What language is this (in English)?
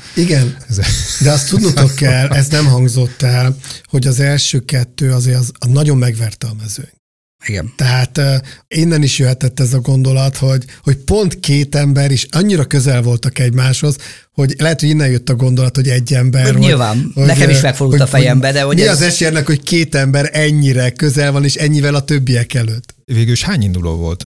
Hungarian